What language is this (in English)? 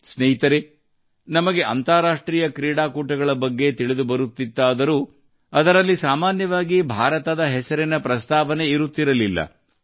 Kannada